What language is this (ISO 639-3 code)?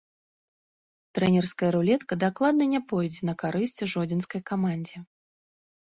bel